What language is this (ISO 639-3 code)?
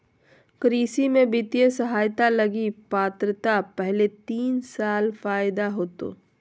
mag